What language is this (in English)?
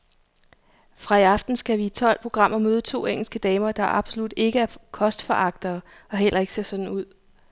Danish